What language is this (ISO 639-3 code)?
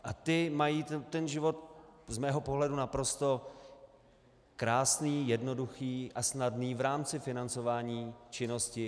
ces